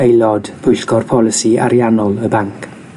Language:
Welsh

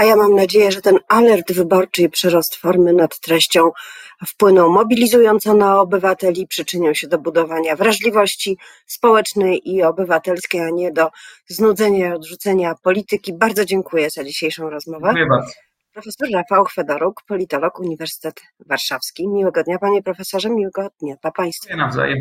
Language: Polish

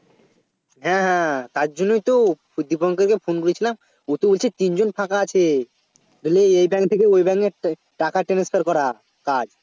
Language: Bangla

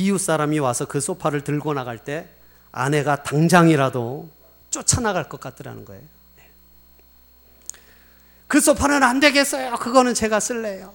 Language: Korean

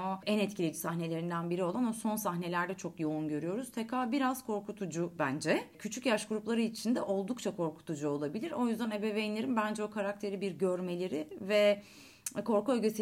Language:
Turkish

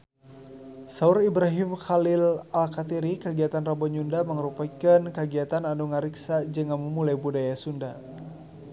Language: Sundanese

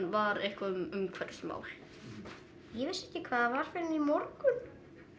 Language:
Icelandic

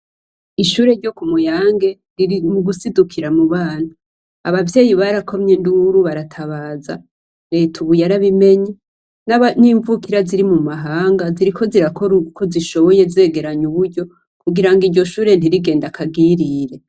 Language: Rundi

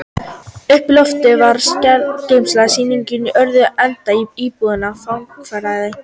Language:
Icelandic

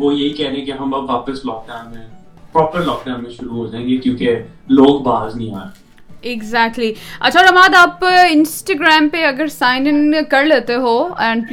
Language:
Urdu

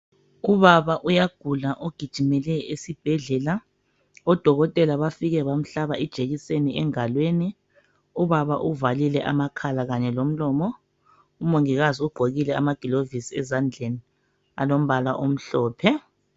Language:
North Ndebele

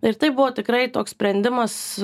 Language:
Lithuanian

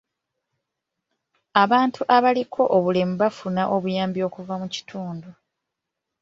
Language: Ganda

